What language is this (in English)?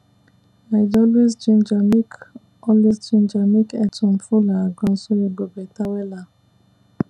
Nigerian Pidgin